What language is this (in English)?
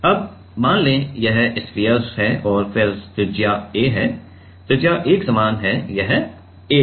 Hindi